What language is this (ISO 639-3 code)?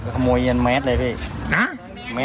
tha